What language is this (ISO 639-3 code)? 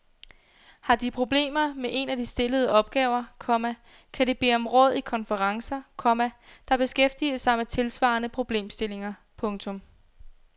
dan